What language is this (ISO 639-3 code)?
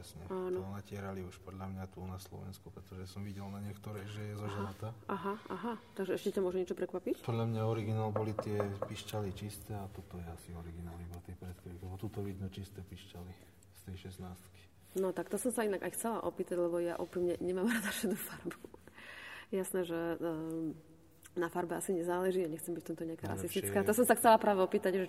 slk